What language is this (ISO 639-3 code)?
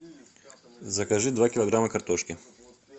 rus